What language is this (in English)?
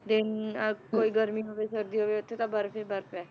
Punjabi